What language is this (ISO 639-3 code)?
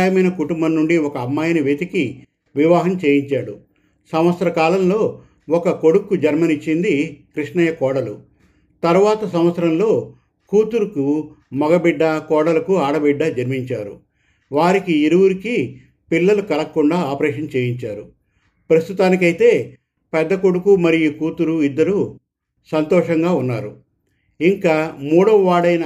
tel